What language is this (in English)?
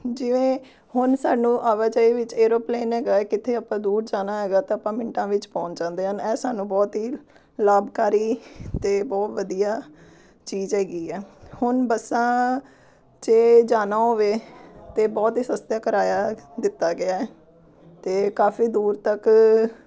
Punjabi